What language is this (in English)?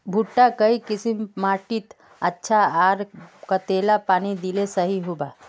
Magahi